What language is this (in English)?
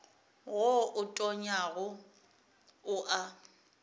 Northern Sotho